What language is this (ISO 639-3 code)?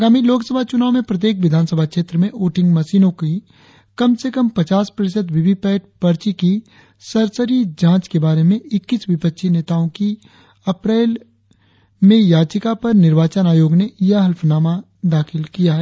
hin